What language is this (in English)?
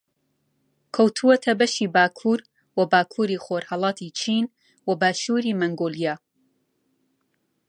Central Kurdish